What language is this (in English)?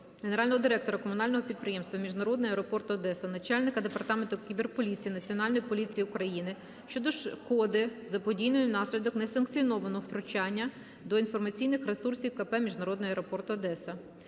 Ukrainian